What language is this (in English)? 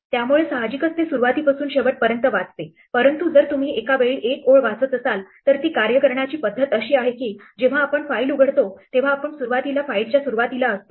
Marathi